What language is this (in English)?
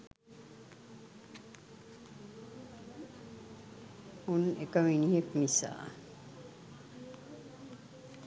Sinhala